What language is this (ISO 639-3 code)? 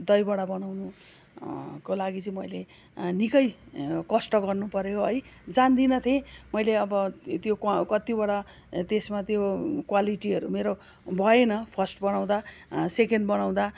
nep